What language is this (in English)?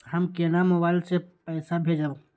Maithili